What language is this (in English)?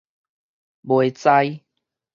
Min Nan Chinese